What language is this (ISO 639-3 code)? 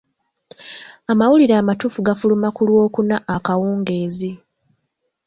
lug